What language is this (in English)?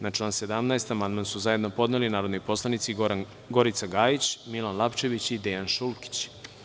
Serbian